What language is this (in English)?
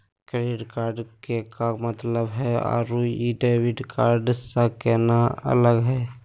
Magahi